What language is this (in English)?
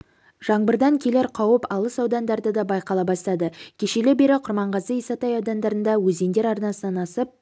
Kazakh